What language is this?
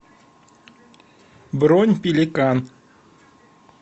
Russian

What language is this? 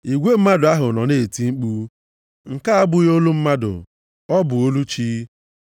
Igbo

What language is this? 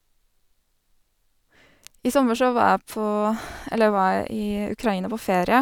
Norwegian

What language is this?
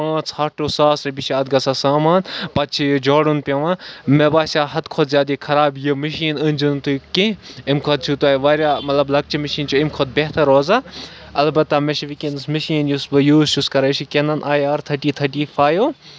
Kashmiri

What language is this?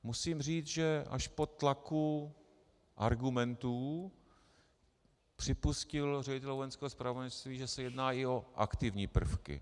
Czech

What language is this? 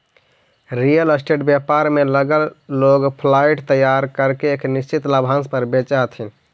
Magahi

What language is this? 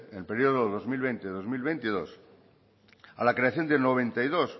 Spanish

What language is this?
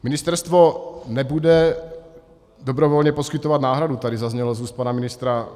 Czech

